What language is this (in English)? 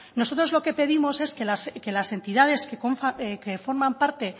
Spanish